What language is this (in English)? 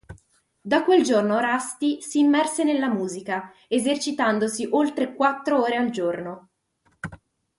Italian